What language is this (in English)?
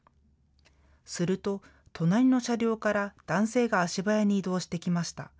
Japanese